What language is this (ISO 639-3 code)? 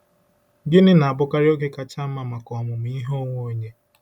ibo